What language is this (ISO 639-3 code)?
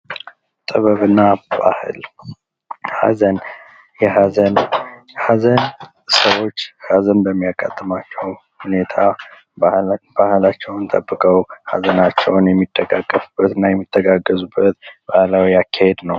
amh